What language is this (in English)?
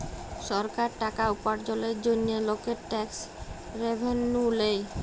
Bangla